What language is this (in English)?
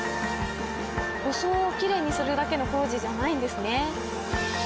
Japanese